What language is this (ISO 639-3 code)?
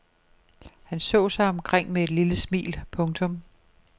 dan